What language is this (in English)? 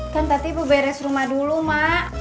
Indonesian